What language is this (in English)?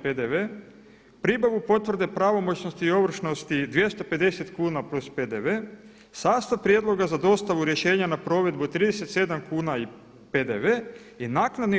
Croatian